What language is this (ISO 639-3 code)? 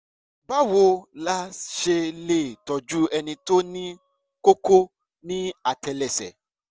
yor